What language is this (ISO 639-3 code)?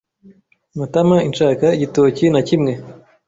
kin